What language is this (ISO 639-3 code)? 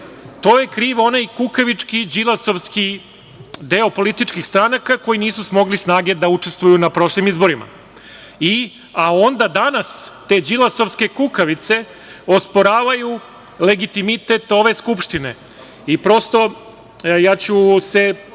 srp